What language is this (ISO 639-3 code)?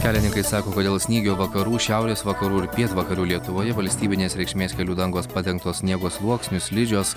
lit